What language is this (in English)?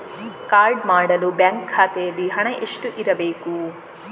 Kannada